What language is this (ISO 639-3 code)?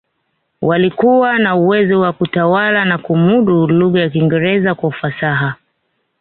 swa